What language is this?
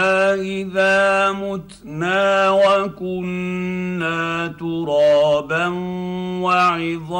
Arabic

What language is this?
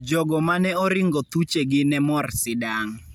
Luo (Kenya and Tanzania)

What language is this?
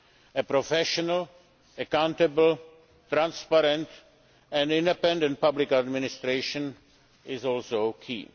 English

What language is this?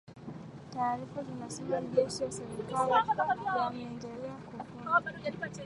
Swahili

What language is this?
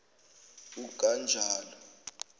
Zulu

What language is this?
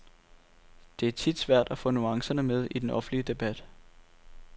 Danish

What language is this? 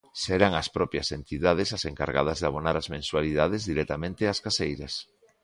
Galician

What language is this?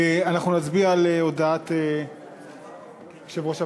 Hebrew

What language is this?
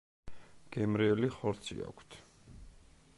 Georgian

